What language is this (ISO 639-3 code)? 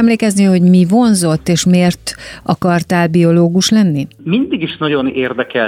hun